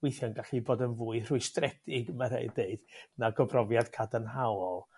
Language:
Welsh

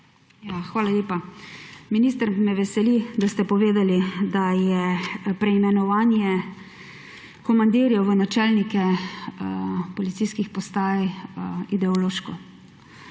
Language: Slovenian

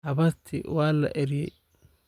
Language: Somali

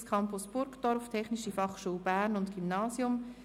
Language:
Swiss German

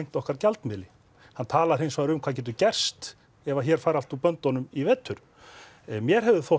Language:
Icelandic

